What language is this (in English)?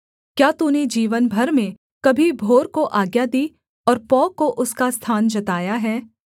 Hindi